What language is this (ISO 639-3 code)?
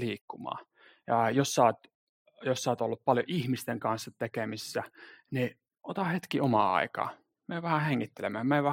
fin